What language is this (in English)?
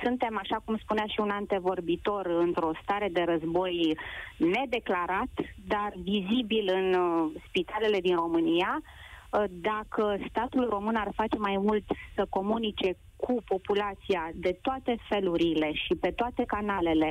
Romanian